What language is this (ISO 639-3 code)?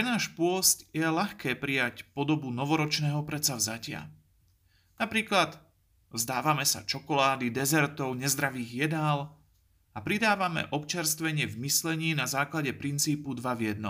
slk